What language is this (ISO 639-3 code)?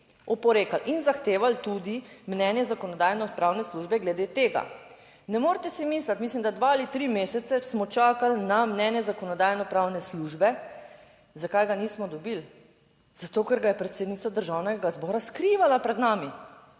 slv